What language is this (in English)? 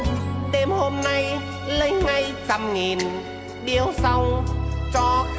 Vietnamese